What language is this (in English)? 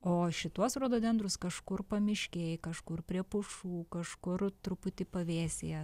Lithuanian